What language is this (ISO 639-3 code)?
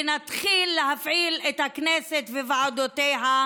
heb